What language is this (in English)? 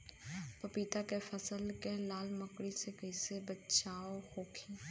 Bhojpuri